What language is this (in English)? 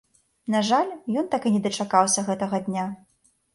Belarusian